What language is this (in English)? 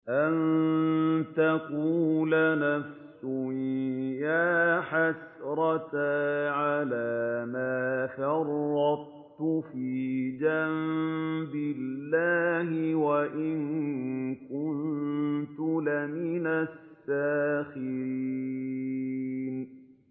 Arabic